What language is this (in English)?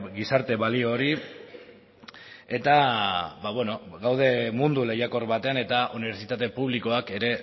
Basque